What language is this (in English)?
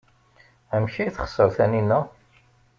Kabyle